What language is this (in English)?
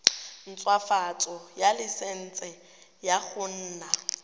Tswana